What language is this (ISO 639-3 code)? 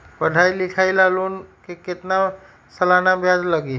mag